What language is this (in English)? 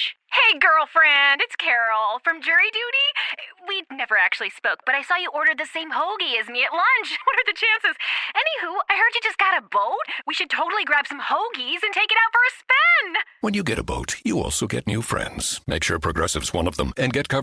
English